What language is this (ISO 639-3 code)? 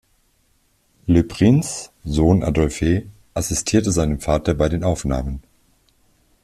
deu